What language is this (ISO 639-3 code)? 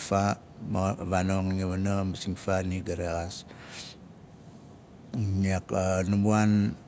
nal